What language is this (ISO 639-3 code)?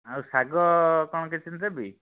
ori